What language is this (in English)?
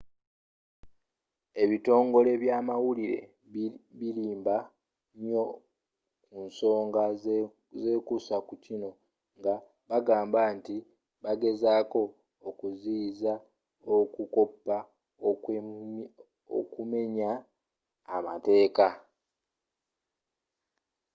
Ganda